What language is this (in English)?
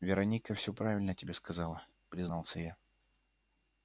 Russian